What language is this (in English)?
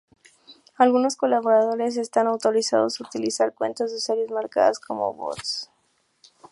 Spanish